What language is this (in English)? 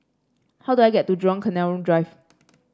English